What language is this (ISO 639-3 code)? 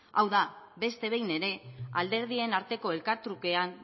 eus